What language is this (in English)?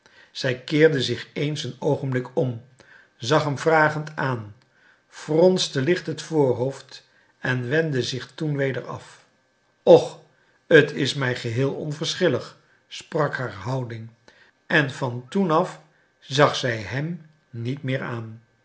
Dutch